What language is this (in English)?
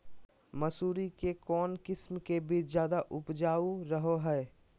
Magahi